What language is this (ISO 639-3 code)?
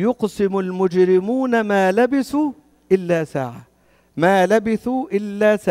ara